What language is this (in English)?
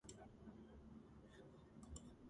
Georgian